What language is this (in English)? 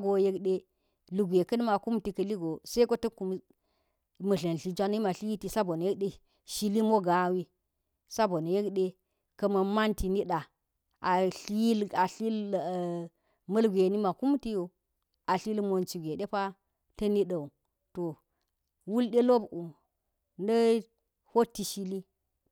Geji